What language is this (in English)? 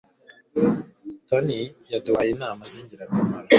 Kinyarwanda